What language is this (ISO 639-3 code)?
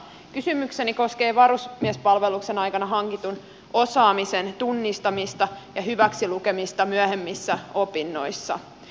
fin